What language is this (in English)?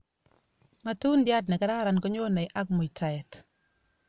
Kalenjin